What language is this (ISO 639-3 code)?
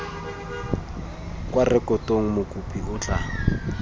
tsn